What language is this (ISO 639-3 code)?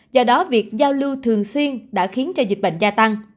vie